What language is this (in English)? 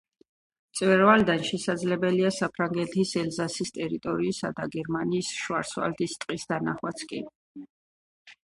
Georgian